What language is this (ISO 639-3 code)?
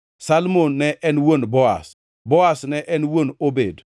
luo